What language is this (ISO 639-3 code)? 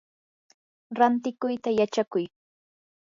qur